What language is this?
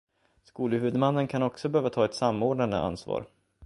Swedish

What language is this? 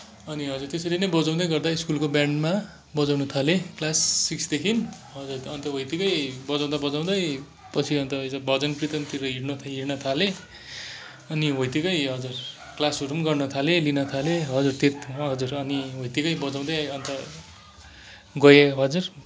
Nepali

